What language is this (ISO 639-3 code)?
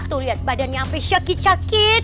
ind